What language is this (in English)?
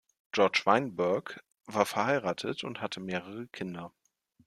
German